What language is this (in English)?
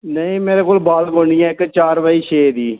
Dogri